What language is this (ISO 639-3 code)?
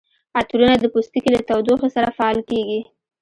pus